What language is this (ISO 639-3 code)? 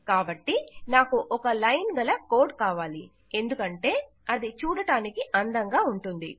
tel